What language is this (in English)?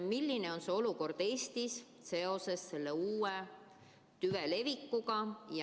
Estonian